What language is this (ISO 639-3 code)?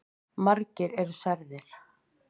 isl